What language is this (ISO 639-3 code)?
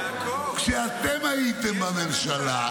heb